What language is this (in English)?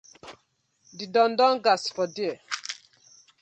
Nigerian Pidgin